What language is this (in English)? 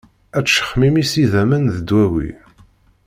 Kabyle